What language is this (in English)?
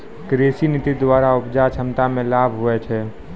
Maithili